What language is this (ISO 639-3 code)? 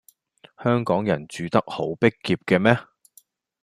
yue